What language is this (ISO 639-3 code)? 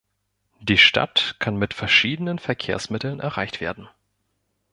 deu